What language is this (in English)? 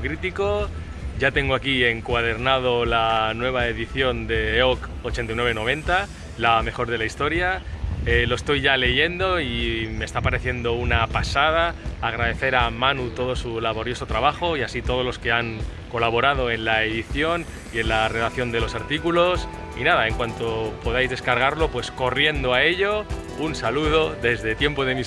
Spanish